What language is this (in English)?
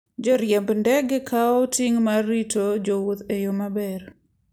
Luo (Kenya and Tanzania)